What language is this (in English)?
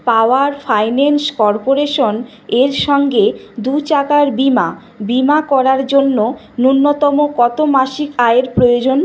Bangla